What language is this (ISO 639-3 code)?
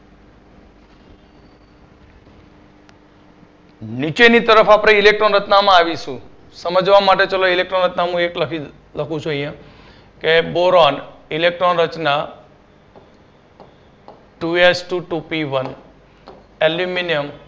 guj